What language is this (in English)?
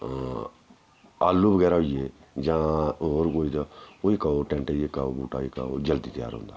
Dogri